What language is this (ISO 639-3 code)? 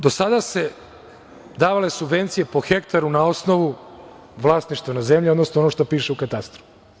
srp